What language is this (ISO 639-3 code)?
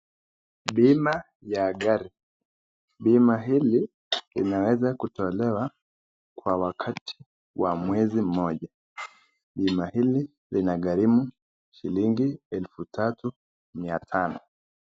swa